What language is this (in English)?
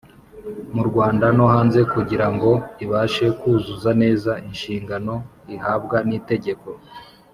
Kinyarwanda